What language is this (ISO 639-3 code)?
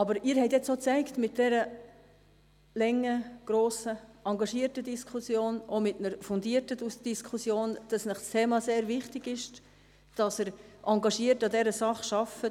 gsw